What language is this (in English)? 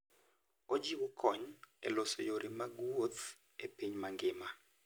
Luo (Kenya and Tanzania)